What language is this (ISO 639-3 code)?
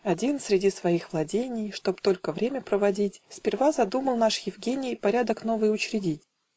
rus